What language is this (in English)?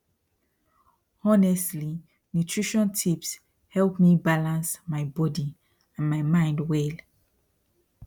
Nigerian Pidgin